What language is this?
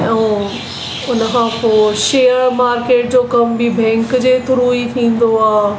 Sindhi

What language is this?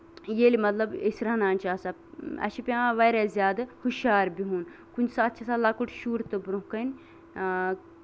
Kashmiri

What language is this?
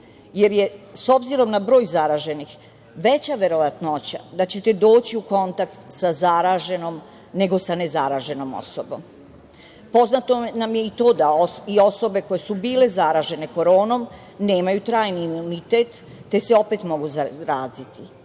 Serbian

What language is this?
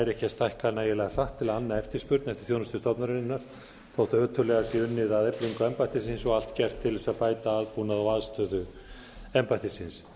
Icelandic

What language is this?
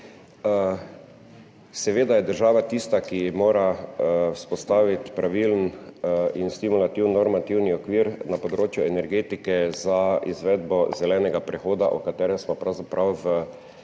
Slovenian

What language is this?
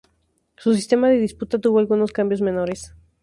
Spanish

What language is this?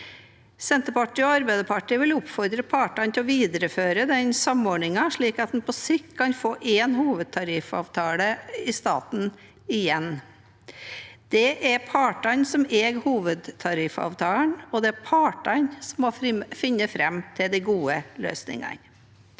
Norwegian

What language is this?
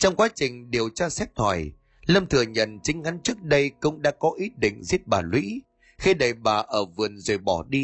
Vietnamese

